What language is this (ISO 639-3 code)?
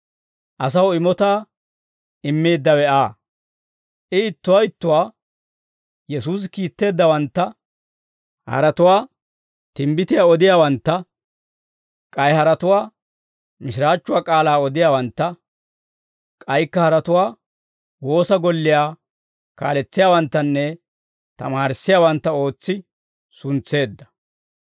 dwr